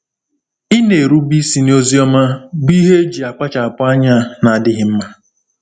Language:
Igbo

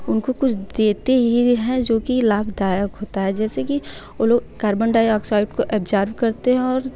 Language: Hindi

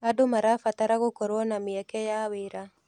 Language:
Kikuyu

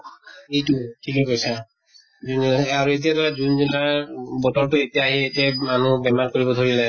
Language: Assamese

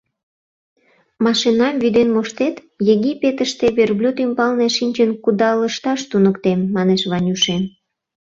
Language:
Mari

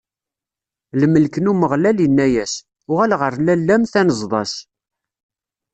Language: Kabyle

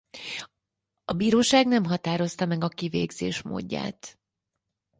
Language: Hungarian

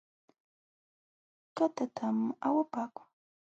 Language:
Jauja Wanca Quechua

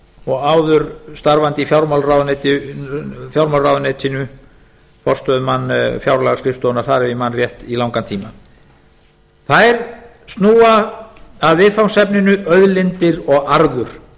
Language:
Icelandic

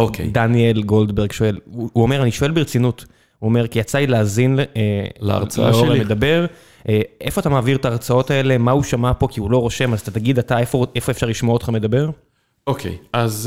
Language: Hebrew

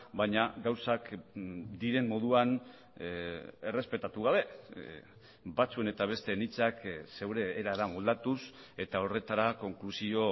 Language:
Basque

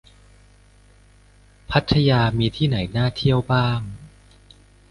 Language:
Thai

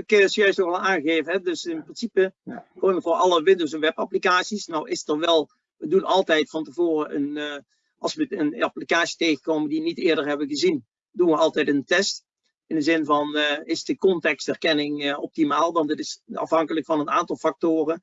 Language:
Dutch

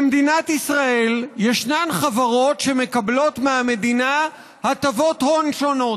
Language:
Hebrew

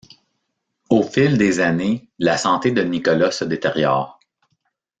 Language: French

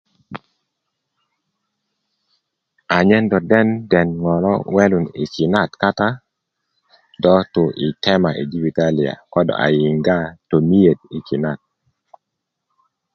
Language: Kuku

